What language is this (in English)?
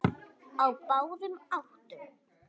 Icelandic